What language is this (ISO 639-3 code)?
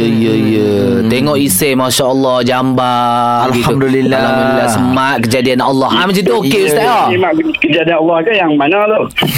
msa